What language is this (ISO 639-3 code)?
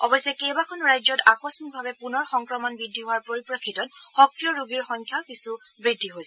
asm